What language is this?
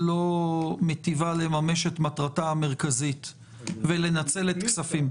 Hebrew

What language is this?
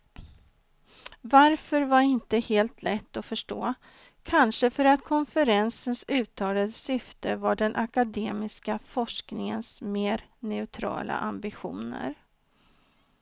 Swedish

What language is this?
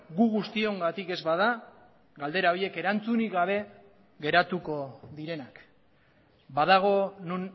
Basque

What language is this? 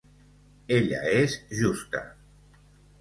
Catalan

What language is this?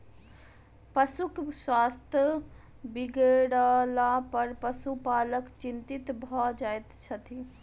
Maithili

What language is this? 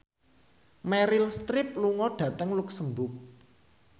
Javanese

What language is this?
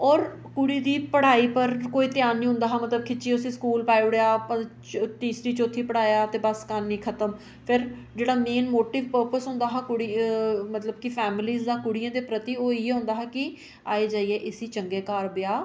Dogri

